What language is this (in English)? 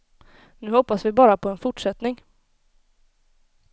Swedish